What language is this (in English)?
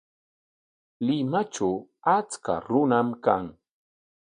Corongo Ancash Quechua